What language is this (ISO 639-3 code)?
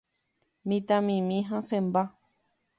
grn